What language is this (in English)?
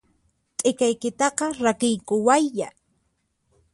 Puno Quechua